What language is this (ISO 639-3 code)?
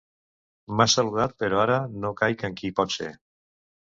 cat